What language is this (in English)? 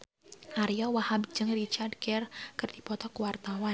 Sundanese